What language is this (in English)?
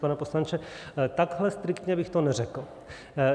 Czech